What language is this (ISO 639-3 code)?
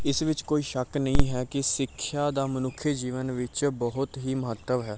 pan